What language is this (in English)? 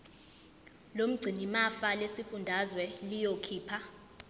Zulu